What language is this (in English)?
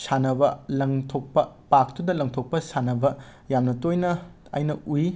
Manipuri